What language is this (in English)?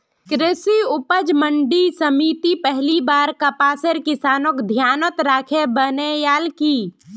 Magahi